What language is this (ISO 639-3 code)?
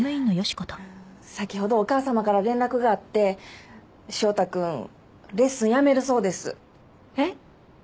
jpn